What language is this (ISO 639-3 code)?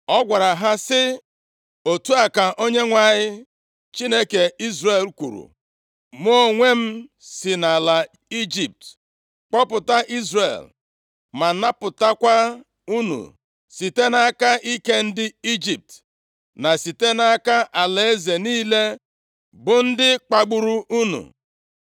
ibo